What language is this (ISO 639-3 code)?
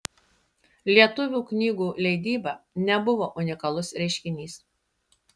lit